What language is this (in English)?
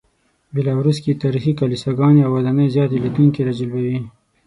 Pashto